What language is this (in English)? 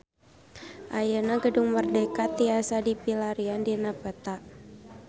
Sundanese